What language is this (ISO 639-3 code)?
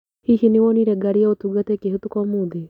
kik